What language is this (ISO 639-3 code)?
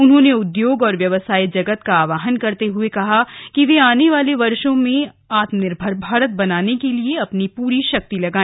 hin